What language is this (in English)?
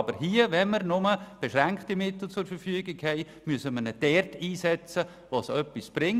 Swiss German